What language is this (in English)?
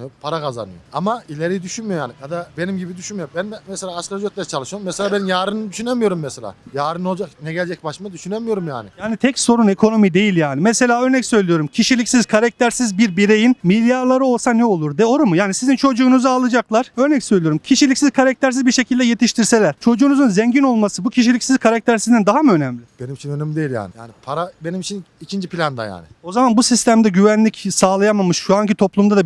Turkish